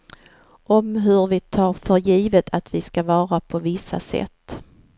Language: Swedish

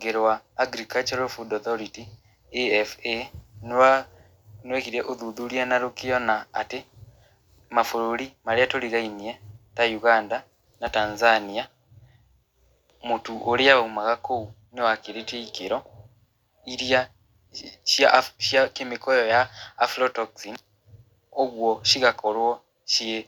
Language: Kikuyu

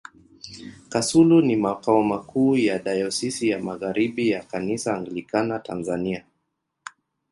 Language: Swahili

